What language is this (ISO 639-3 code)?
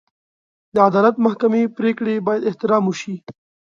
pus